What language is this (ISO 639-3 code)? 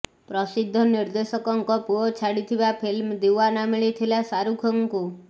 ori